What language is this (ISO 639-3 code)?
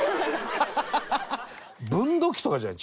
jpn